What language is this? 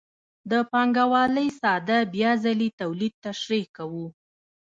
Pashto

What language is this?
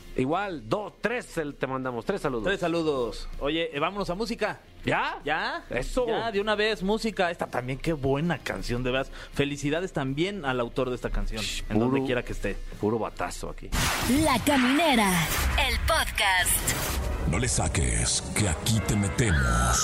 Spanish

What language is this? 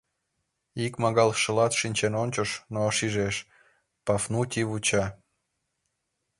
Mari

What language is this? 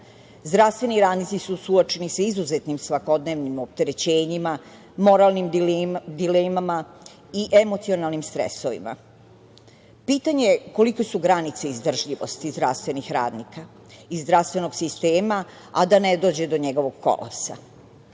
Serbian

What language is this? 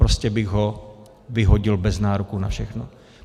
Czech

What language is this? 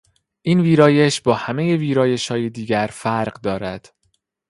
Persian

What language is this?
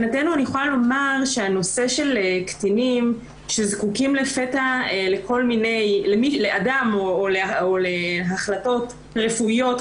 Hebrew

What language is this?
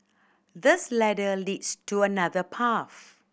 English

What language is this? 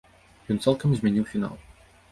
Belarusian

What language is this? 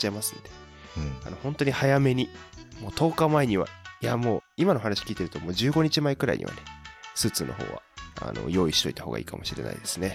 Japanese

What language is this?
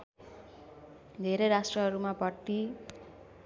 Nepali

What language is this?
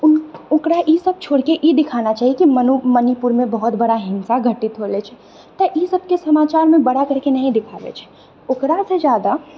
Maithili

